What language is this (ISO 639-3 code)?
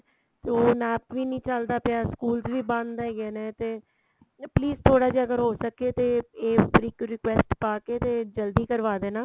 pan